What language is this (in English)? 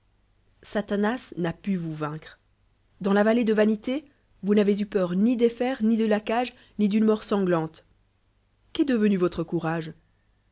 French